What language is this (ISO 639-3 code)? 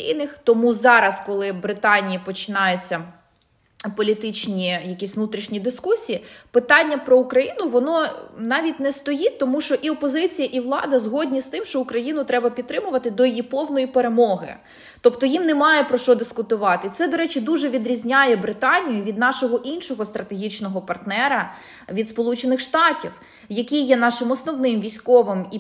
ukr